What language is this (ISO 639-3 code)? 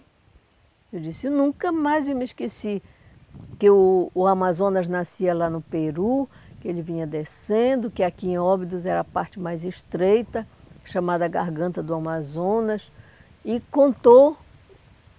por